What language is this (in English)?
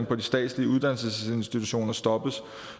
Danish